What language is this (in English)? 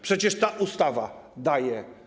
Polish